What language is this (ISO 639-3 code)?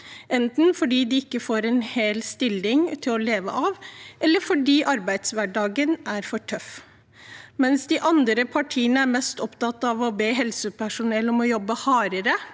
nor